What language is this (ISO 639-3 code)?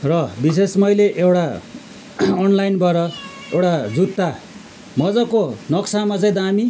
nep